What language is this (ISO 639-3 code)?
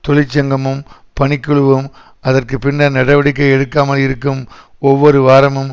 tam